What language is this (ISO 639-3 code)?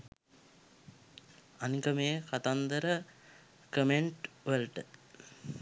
sin